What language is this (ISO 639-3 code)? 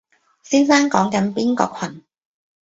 yue